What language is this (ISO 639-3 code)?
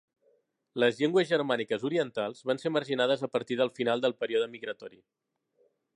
cat